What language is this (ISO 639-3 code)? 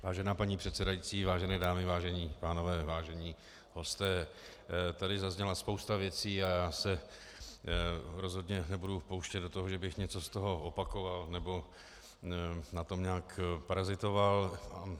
ces